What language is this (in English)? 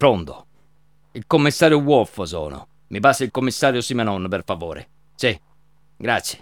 Italian